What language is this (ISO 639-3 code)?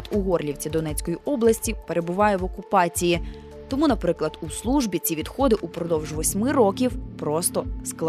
ukr